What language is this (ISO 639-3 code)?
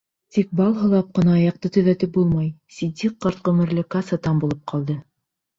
bak